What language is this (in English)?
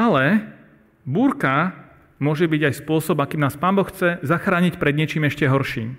Slovak